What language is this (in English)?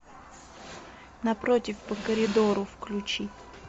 Russian